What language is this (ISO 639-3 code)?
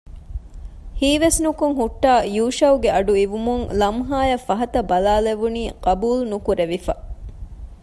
div